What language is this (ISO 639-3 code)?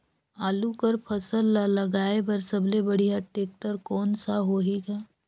hne